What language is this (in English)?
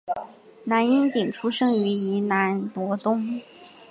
Chinese